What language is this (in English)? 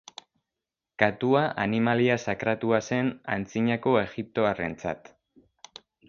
Basque